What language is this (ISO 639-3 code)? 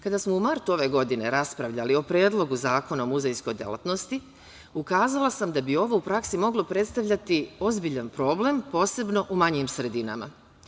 srp